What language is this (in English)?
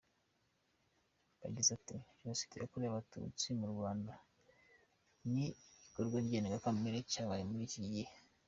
Kinyarwanda